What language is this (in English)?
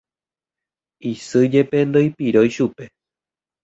Guarani